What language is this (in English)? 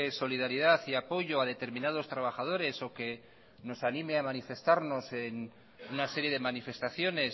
Spanish